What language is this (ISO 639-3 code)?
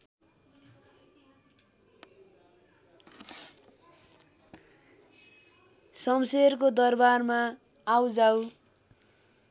nep